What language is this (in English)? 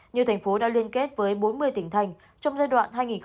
Vietnamese